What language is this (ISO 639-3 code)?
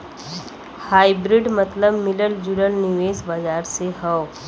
bho